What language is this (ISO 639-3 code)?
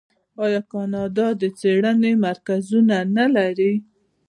pus